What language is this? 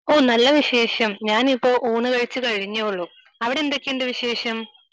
Malayalam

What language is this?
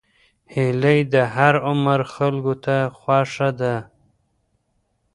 Pashto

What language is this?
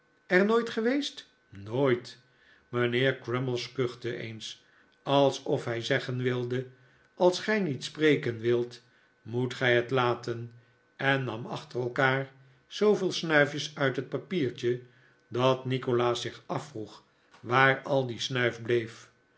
Dutch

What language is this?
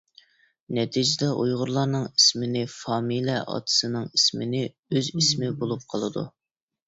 Uyghur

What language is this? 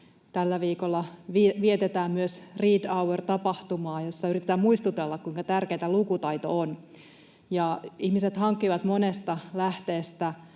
Finnish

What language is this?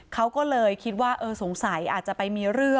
Thai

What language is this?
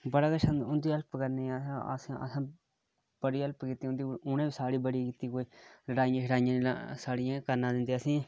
Dogri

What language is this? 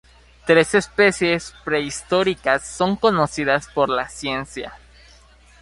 Spanish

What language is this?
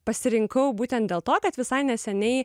Lithuanian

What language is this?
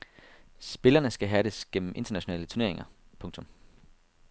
Danish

